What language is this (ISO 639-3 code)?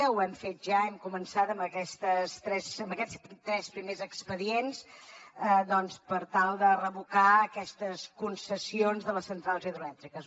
cat